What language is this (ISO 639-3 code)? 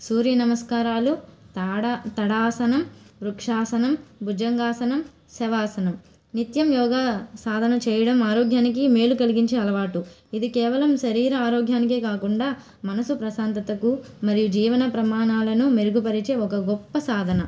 tel